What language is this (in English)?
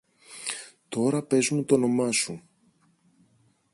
Greek